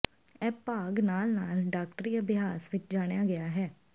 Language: Punjabi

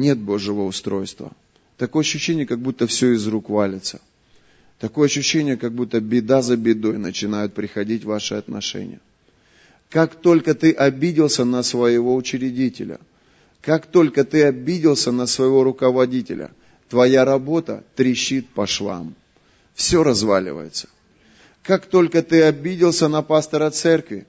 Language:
Russian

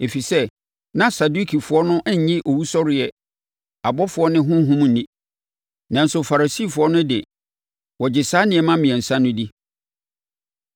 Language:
Akan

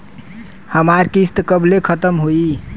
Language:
Bhojpuri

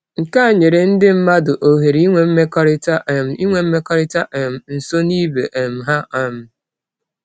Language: Igbo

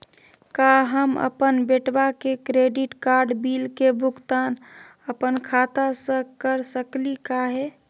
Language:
Magahi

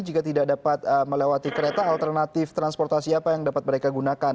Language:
Indonesian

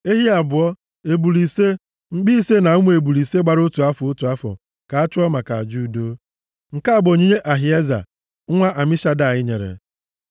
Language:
Igbo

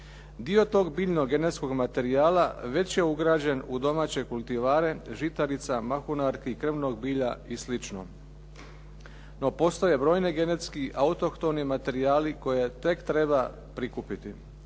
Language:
Croatian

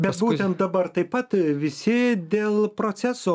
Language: Lithuanian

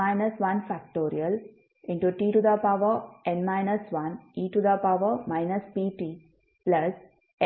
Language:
Kannada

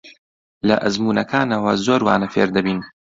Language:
Central Kurdish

